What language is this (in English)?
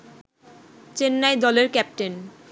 Bangla